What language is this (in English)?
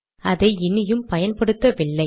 Tamil